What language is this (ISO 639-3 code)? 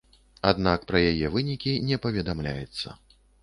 bel